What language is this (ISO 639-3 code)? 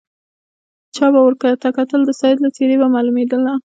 pus